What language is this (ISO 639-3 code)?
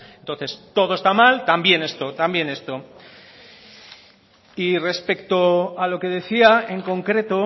spa